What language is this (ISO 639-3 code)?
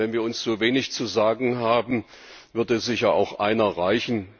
deu